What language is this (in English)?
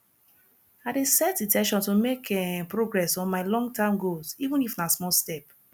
Nigerian Pidgin